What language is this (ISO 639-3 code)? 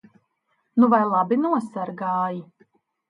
lav